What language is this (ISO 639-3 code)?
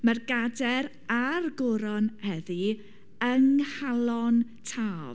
cym